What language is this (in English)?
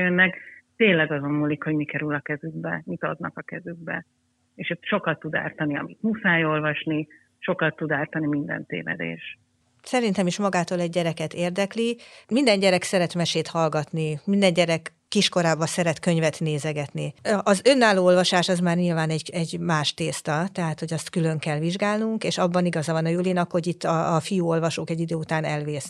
Hungarian